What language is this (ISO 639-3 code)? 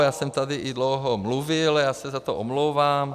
ces